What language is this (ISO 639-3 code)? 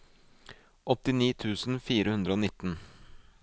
nor